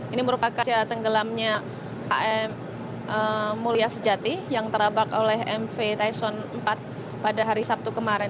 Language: Indonesian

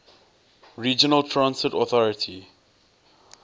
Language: English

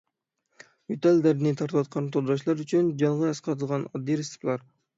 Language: Uyghur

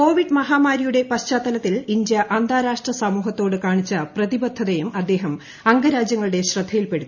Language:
Malayalam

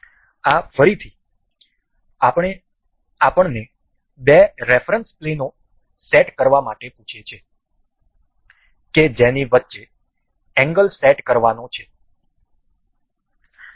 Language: Gujarati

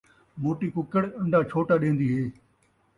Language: Saraiki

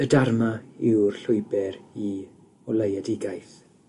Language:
Welsh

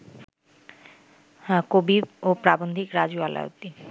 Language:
Bangla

